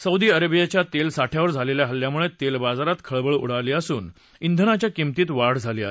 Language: Marathi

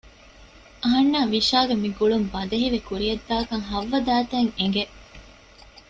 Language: Divehi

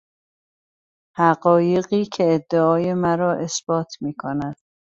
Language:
Persian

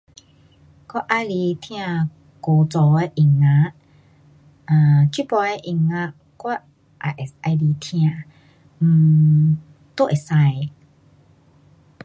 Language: Pu-Xian Chinese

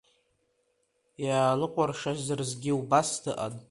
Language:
Abkhazian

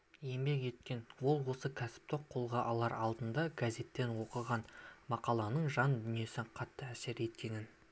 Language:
Kazakh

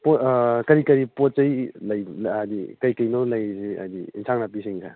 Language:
Manipuri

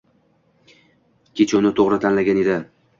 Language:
Uzbek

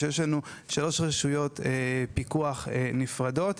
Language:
Hebrew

